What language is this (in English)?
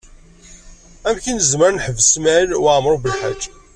Kabyle